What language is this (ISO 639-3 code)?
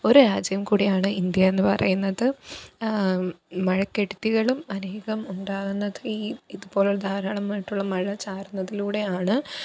mal